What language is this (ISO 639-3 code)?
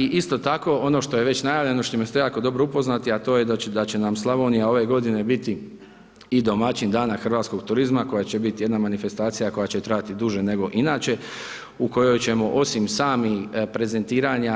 hrv